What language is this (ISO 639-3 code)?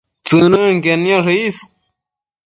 mcf